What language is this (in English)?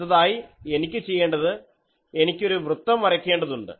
Malayalam